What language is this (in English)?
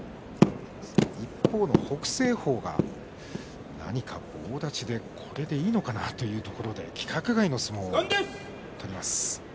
Japanese